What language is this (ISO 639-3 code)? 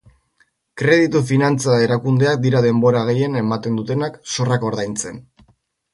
eus